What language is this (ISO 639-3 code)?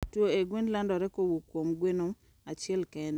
luo